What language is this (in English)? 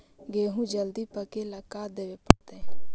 Magahi